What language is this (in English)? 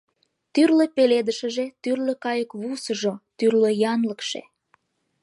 Mari